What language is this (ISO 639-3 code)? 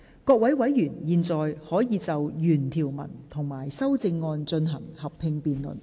yue